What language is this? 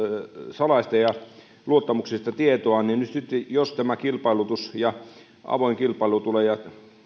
Finnish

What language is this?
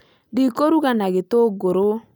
Kikuyu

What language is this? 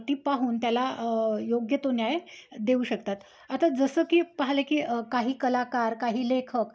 Marathi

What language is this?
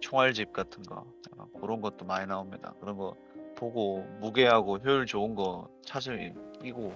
Korean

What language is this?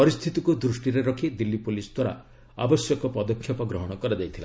Odia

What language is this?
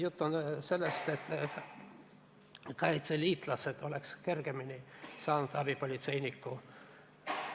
Estonian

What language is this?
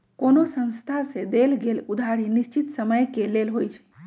Magahi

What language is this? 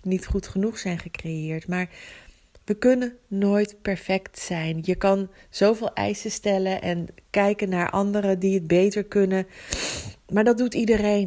Dutch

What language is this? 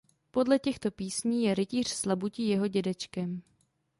Czech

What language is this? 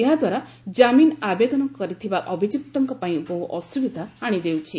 Odia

